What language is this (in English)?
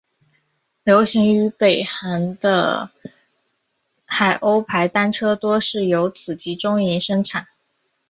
Chinese